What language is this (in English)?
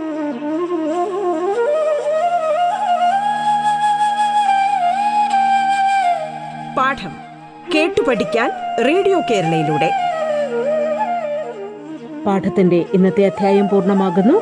Malayalam